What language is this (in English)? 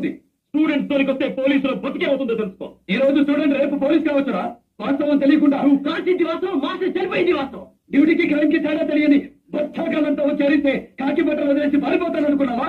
Telugu